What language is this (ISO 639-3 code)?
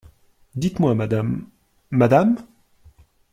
fra